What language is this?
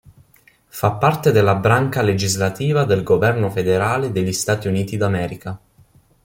Italian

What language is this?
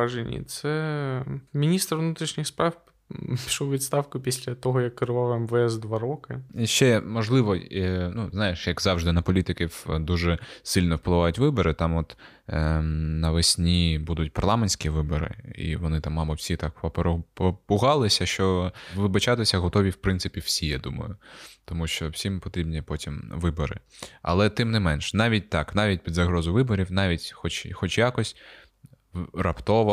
Ukrainian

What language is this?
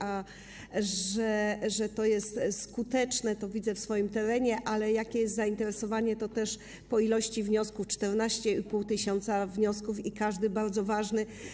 Polish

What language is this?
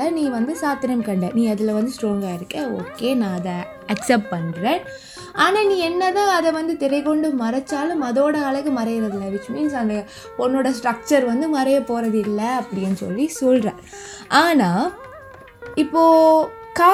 Tamil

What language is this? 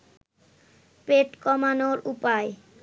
Bangla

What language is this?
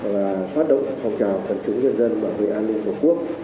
Vietnamese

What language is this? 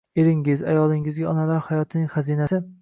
Uzbek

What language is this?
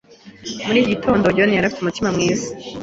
Kinyarwanda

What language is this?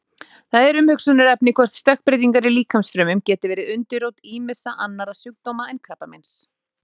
Icelandic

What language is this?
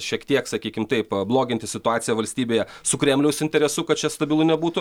Lithuanian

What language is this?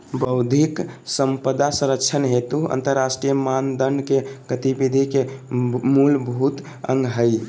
Magahi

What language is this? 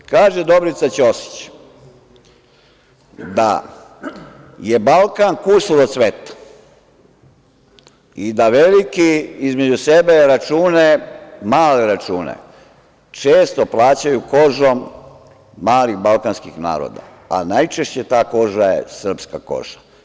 Serbian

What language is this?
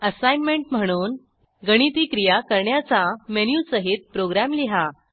Marathi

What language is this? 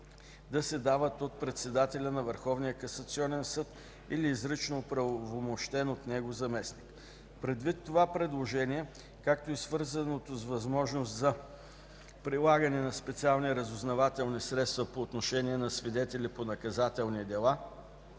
Bulgarian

